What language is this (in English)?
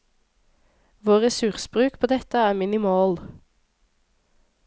Norwegian